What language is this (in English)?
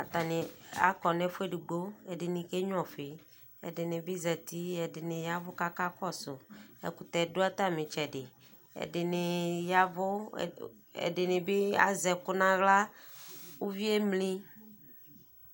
Ikposo